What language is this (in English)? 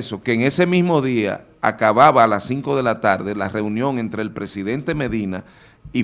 Spanish